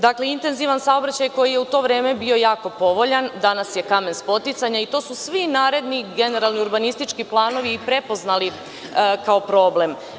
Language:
Serbian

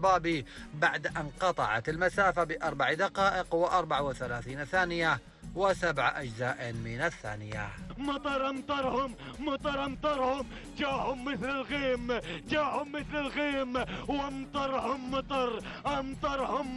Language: Arabic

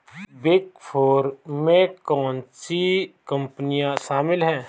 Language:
Hindi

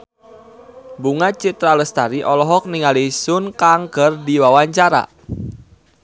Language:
Sundanese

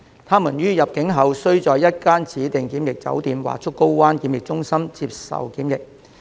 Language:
Cantonese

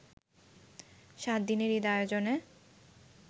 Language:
Bangla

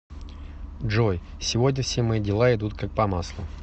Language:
Russian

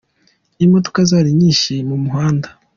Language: Kinyarwanda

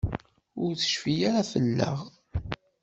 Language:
Kabyle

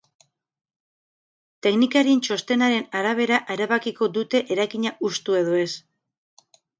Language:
Basque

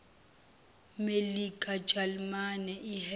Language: Zulu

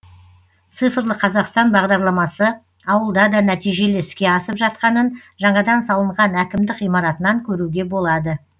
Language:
Kazakh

